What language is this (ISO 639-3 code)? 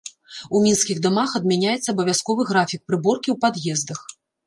bel